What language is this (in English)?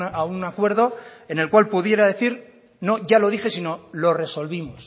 Spanish